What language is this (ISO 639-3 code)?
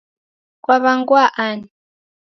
dav